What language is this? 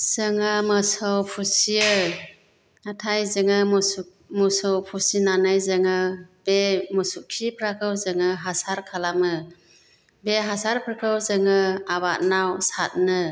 Bodo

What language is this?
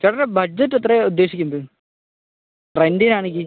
Malayalam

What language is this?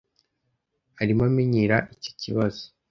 Kinyarwanda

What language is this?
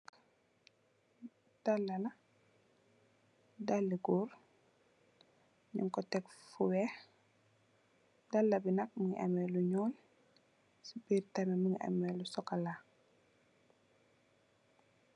Wolof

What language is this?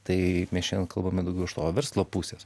Lithuanian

